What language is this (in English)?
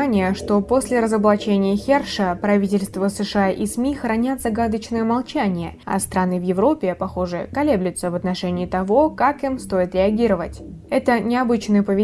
Russian